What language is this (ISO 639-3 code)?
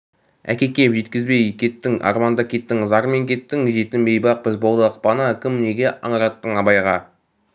kaz